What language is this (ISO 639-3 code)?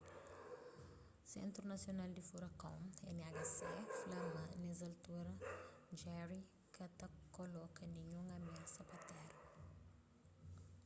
kea